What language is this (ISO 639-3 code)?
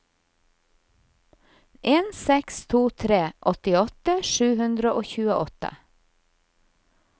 nor